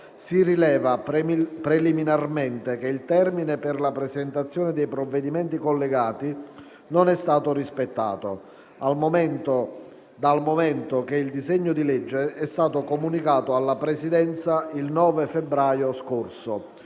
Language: Italian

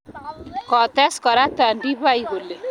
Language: Kalenjin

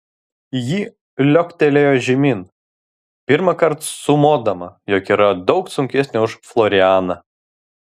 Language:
Lithuanian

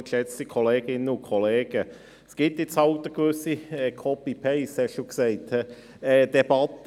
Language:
Swiss German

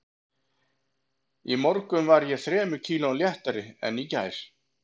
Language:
Icelandic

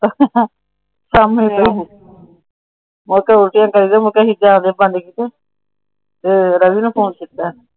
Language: Punjabi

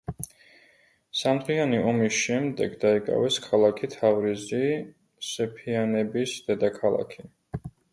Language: Georgian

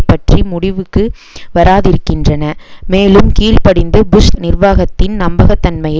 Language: Tamil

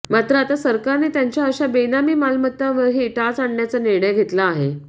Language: Marathi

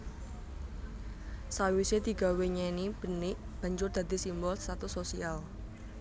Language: Javanese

